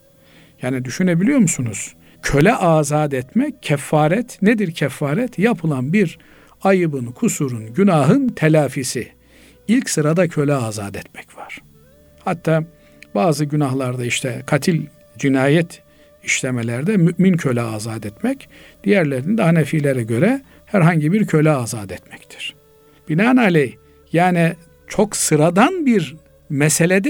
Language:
Turkish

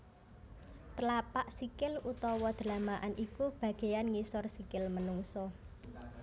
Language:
Javanese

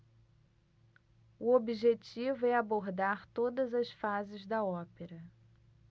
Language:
Portuguese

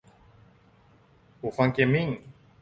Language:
Thai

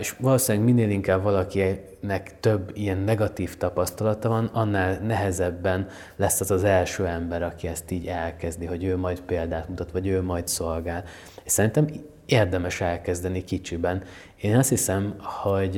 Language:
Hungarian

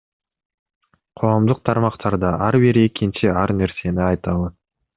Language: Kyrgyz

